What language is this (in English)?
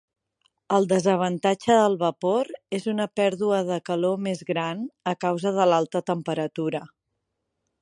Catalan